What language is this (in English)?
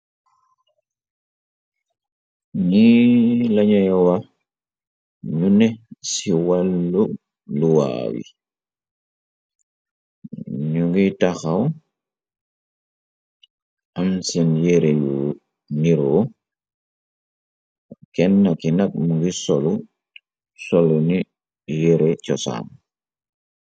Wolof